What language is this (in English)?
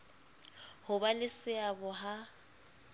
Southern Sotho